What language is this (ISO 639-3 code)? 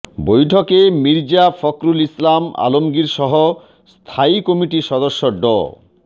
ben